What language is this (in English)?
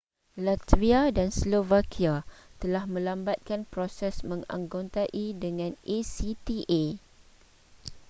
Malay